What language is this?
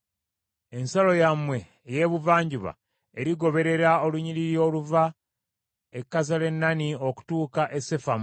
Ganda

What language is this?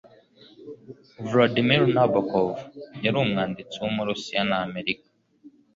Kinyarwanda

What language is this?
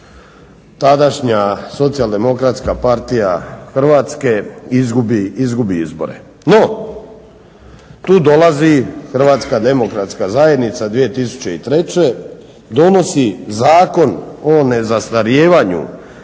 Croatian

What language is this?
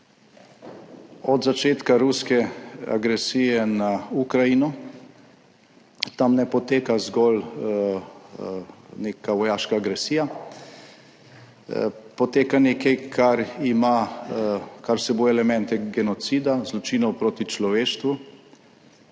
Slovenian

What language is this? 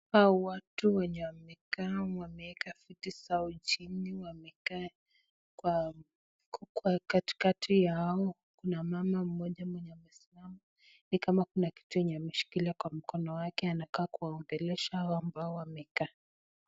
Swahili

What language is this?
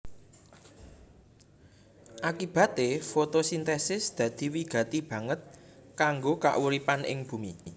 Javanese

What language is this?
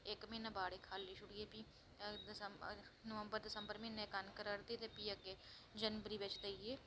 Dogri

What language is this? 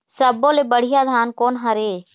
Chhattisgarhi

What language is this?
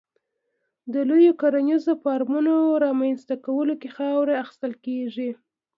Pashto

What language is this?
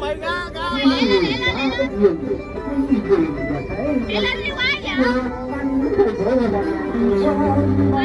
Vietnamese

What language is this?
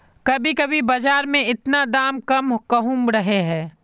Magahi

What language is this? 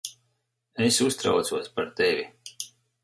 Latvian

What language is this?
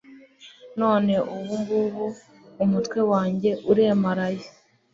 Kinyarwanda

